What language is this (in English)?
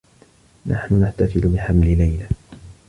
Arabic